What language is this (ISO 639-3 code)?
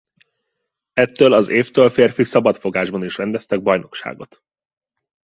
hun